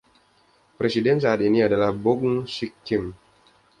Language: Indonesian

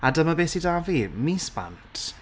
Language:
Welsh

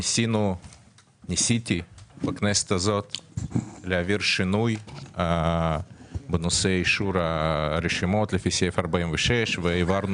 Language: Hebrew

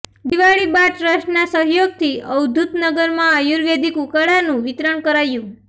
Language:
Gujarati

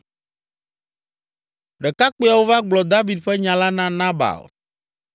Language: Ewe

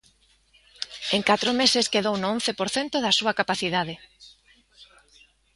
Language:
Galician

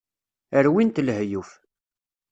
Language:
Kabyle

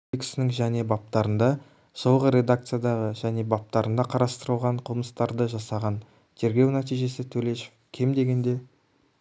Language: Kazakh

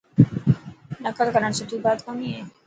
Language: Dhatki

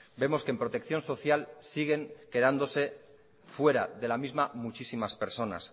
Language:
Spanish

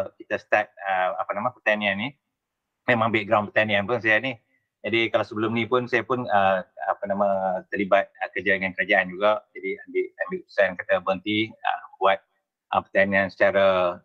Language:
Malay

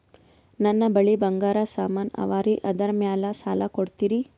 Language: Kannada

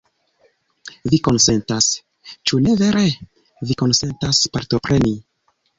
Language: Esperanto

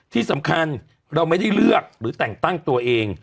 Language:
Thai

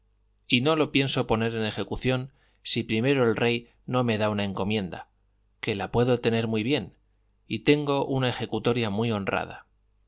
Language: Spanish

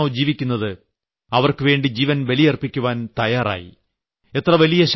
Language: Malayalam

